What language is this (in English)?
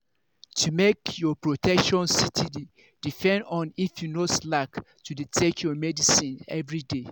Nigerian Pidgin